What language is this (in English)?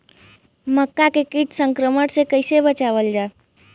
Bhojpuri